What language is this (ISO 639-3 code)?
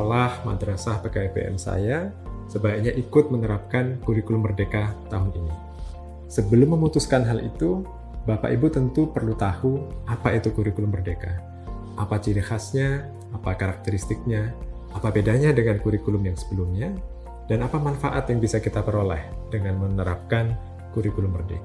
ind